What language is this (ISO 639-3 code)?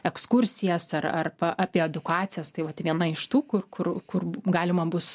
lit